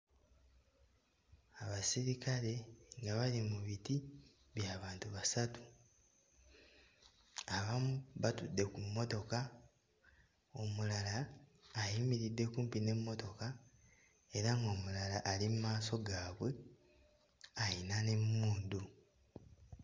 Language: Ganda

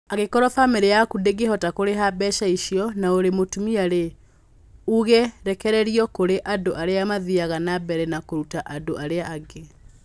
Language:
Kikuyu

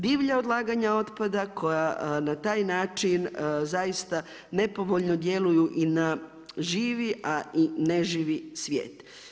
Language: Croatian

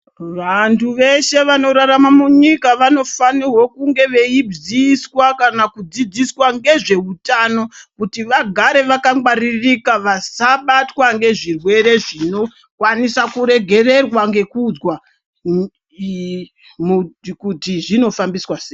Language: Ndau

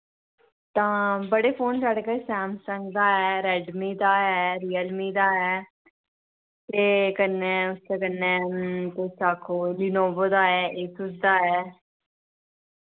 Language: Dogri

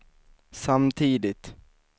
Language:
Swedish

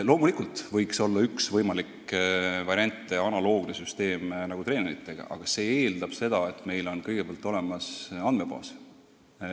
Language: Estonian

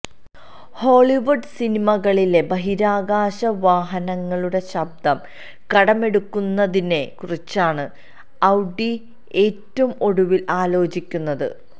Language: Malayalam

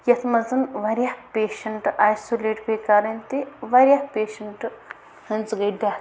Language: Kashmiri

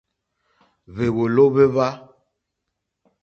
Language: Mokpwe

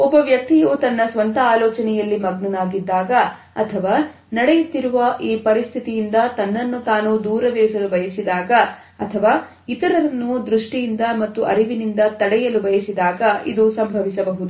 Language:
Kannada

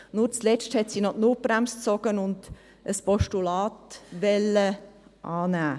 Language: Swiss German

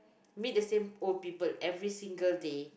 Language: English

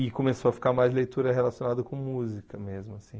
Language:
Portuguese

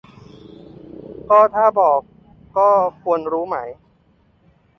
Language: Thai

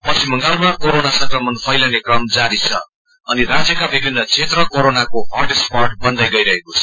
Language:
Nepali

